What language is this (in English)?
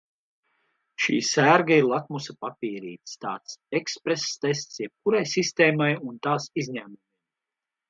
Latvian